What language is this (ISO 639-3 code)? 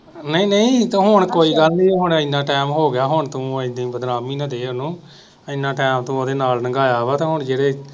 pan